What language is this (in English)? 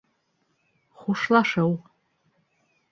Bashkir